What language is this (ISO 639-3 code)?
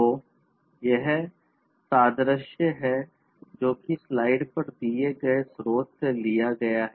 hin